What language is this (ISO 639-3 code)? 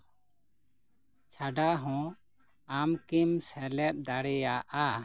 sat